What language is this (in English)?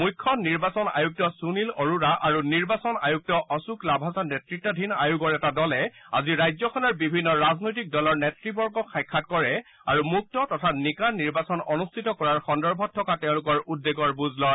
Assamese